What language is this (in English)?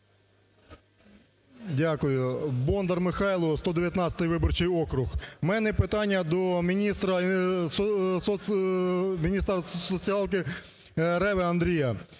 Ukrainian